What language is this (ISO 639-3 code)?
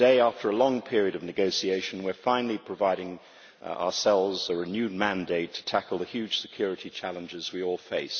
eng